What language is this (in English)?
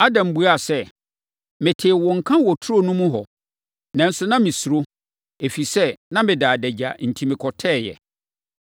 Akan